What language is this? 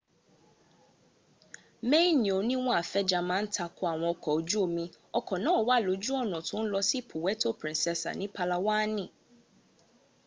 Yoruba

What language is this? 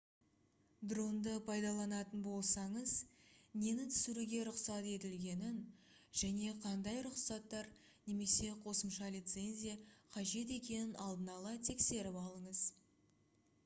Kazakh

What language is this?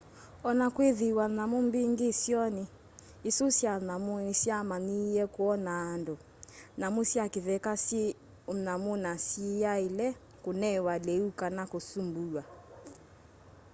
Kamba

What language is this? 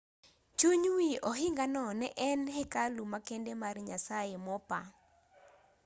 Luo (Kenya and Tanzania)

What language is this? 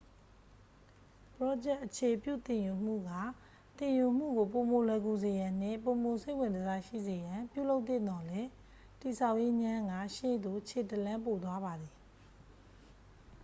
Burmese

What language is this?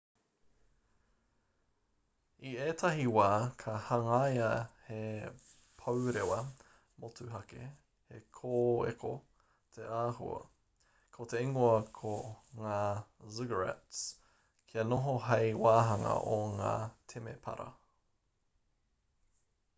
Māori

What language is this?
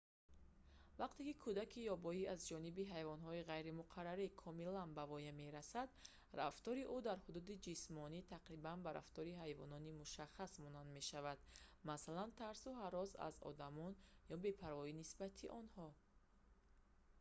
Tajik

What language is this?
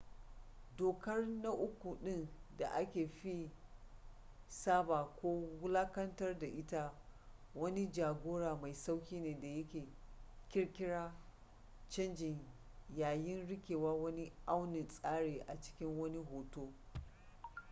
Hausa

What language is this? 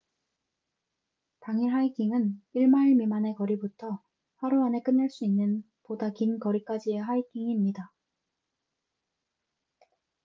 Korean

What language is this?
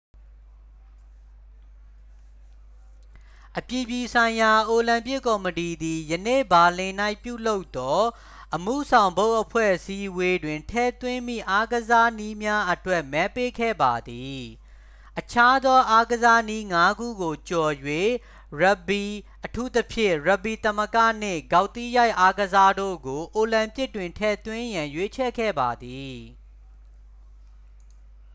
Burmese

